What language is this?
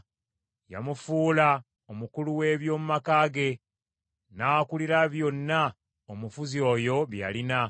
Ganda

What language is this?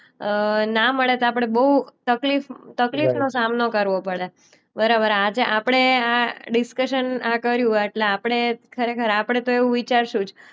Gujarati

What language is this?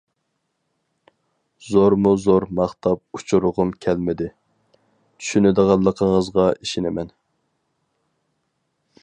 Uyghur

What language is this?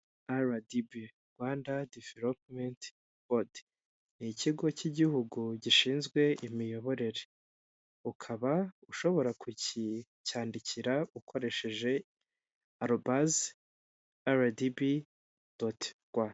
Kinyarwanda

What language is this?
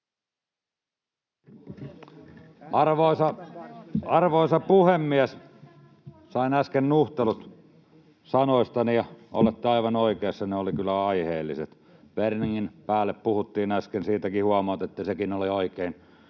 Finnish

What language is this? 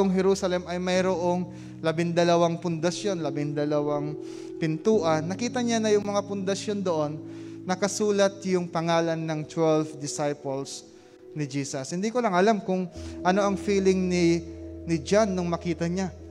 Filipino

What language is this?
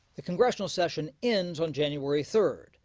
English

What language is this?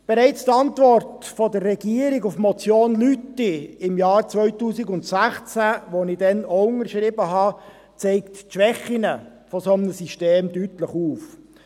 Swiss German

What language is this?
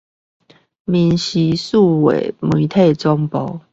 Chinese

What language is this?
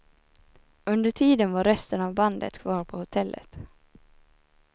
Swedish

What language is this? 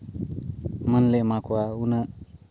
Santali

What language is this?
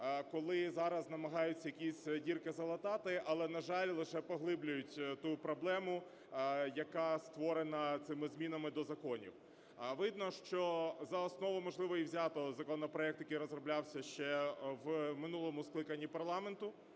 Ukrainian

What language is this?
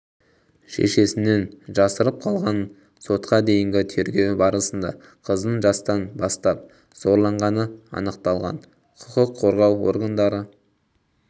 Kazakh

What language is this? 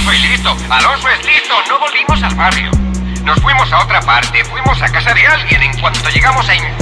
Spanish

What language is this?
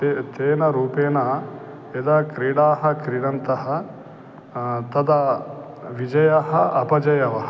Sanskrit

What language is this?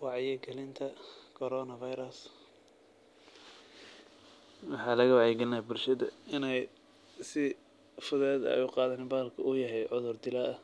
Somali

